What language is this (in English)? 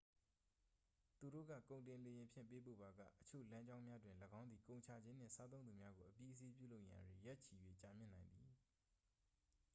Burmese